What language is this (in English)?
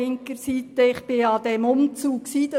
Swiss German